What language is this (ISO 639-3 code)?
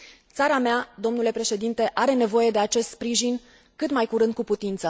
ron